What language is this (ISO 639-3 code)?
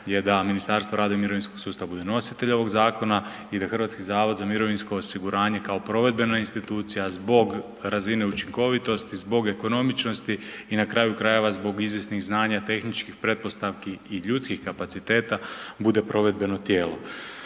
hrv